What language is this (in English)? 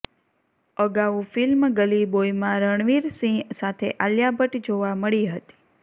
Gujarati